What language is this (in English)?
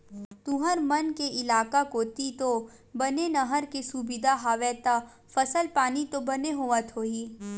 Chhattisgarhi